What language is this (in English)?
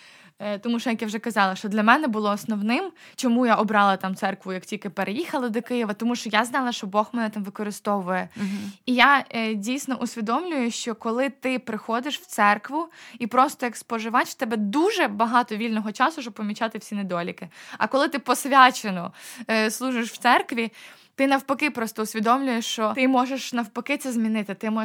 Ukrainian